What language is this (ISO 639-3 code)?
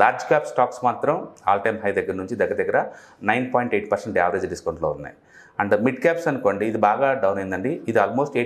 tel